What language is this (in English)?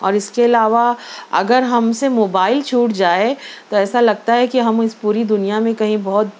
Urdu